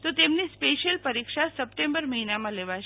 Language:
Gujarati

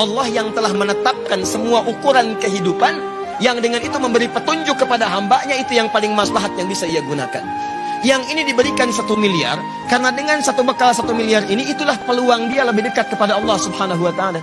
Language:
Indonesian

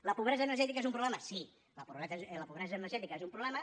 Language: Catalan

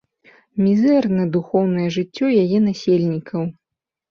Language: Belarusian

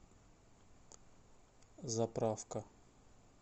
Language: Russian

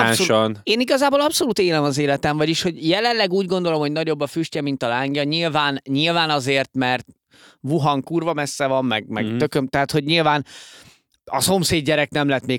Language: Hungarian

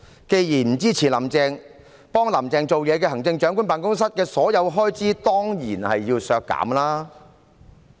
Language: Cantonese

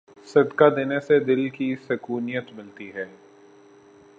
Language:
Urdu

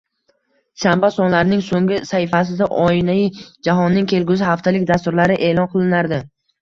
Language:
Uzbek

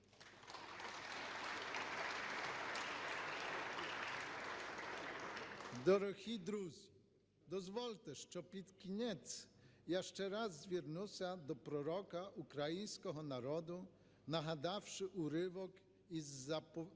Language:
Ukrainian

